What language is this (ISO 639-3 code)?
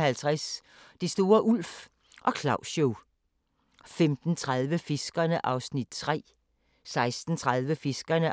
dan